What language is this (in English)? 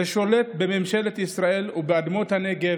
Hebrew